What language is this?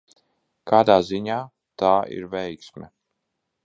Latvian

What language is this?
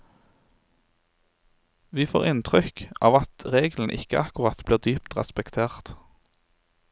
Norwegian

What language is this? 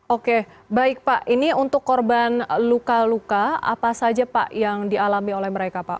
Indonesian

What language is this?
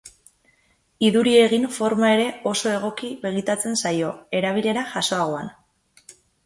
Basque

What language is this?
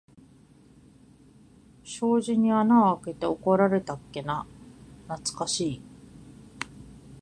Japanese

